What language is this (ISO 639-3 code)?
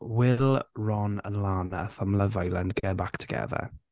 cym